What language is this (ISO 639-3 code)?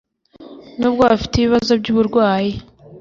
kin